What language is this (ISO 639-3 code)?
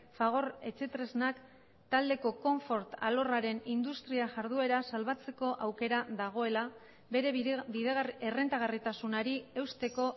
eus